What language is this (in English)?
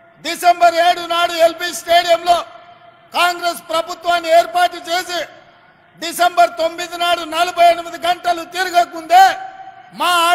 Telugu